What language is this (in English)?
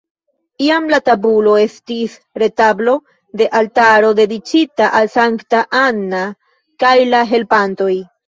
Esperanto